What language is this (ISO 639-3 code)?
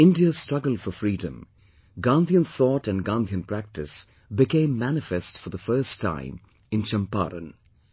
eng